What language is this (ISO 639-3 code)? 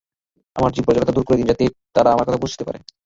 ben